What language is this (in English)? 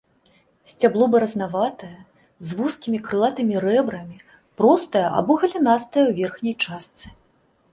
Belarusian